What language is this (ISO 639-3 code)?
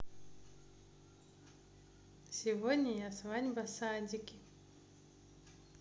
rus